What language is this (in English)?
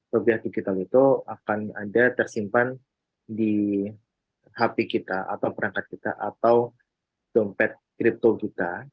Indonesian